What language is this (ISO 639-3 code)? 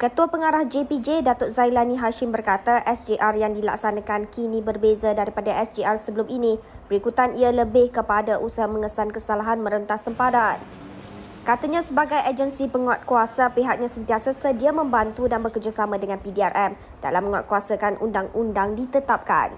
msa